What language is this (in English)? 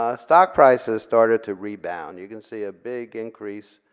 English